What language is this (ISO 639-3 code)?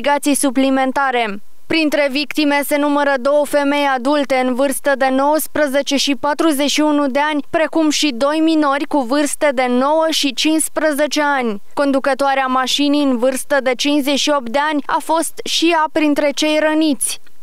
ron